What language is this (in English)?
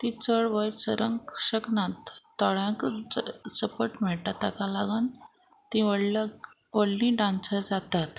Konkani